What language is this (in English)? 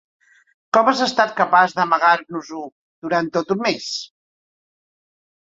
Catalan